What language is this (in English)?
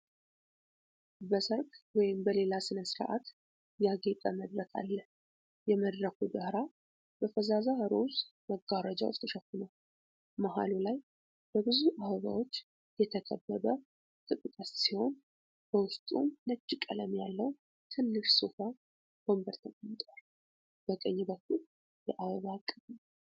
Amharic